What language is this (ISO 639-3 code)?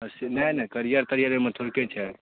mai